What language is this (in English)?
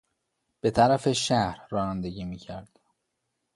Persian